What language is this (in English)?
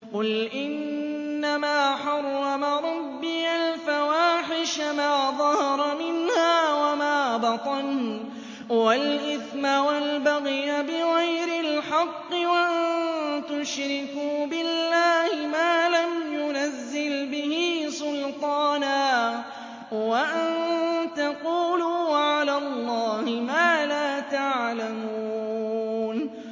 Arabic